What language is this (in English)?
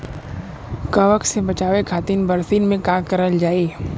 Bhojpuri